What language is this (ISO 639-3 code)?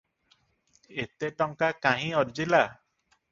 ori